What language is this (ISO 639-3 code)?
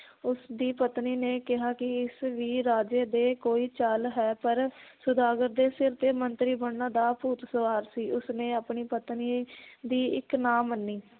pan